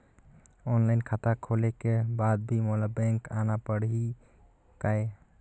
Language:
Chhattisgarhi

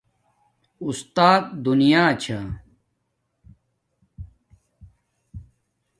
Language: Domaaki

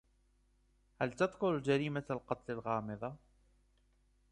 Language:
Arabic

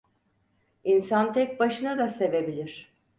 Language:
Turkish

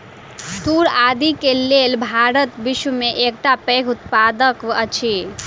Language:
Maithili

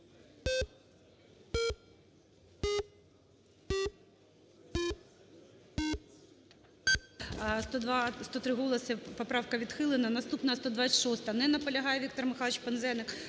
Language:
Ukrainian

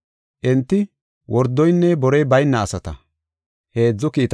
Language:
Gofa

